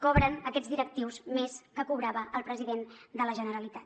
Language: Catalan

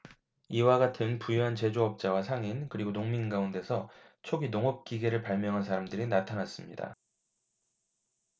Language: Korean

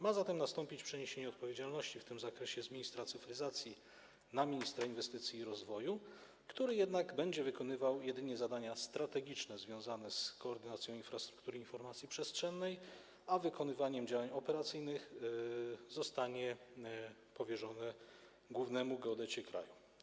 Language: Polish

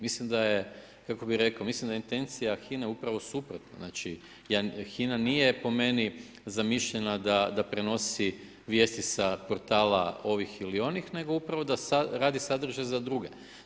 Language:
Croatian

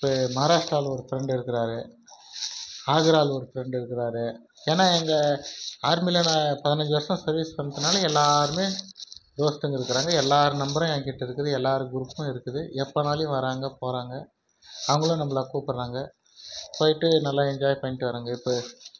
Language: Tamil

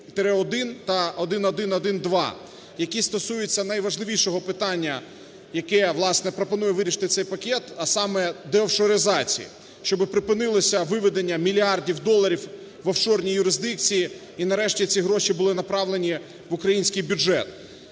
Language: Ukrainian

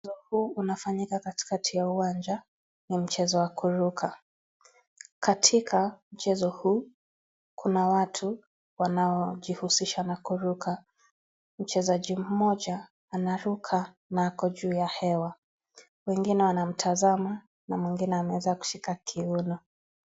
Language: Swahili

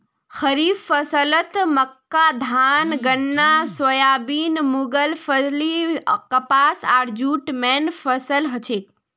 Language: Magahi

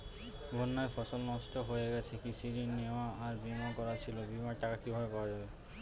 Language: Bangla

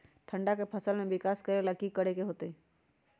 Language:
Magahi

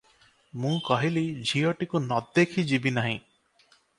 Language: Odia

